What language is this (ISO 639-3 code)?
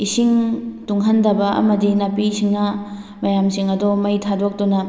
mni